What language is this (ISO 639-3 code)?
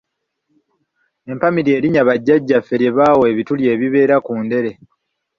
lug